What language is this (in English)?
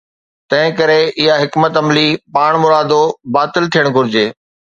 Sindhi